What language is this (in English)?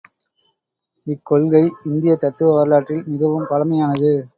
Tamil